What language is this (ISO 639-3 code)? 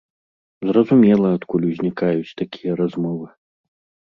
bel